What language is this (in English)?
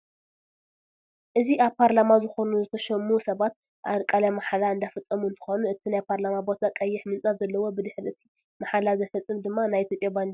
Tigrinya